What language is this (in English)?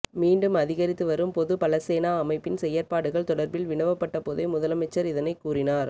Tamil